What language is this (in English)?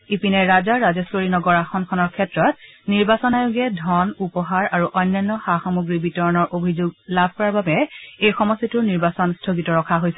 Assamese